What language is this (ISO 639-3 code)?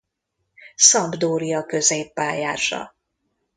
hun